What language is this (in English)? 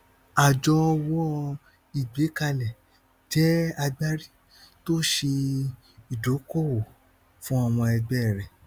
Yoruba